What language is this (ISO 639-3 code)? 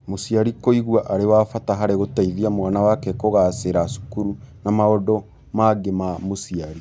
kik